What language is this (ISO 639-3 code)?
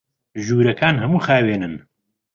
ckb